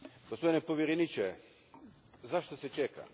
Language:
Croatian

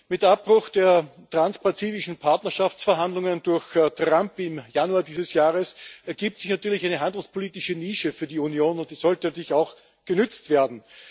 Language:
German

